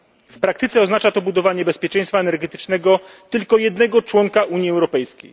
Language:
Polish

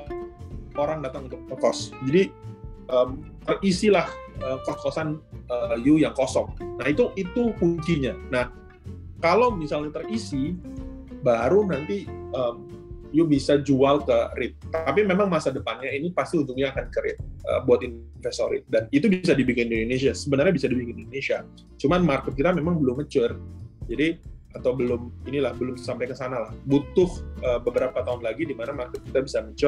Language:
Indonesian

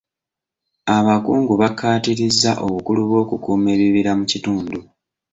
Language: Ganda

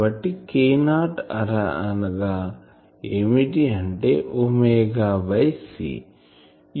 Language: Telugu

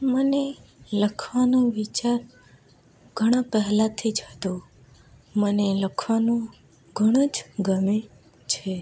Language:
Gujarati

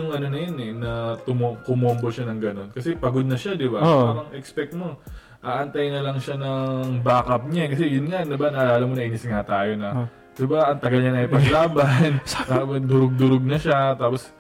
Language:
Filipino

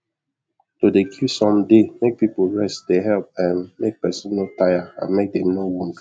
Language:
Nigerian Pidgin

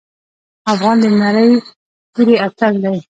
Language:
Pashto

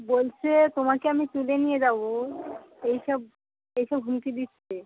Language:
Bangla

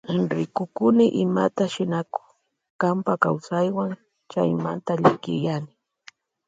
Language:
Loja Highland Quichua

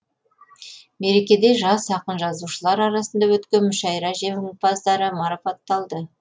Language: Kazakh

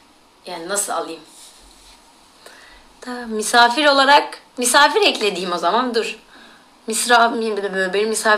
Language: Turkish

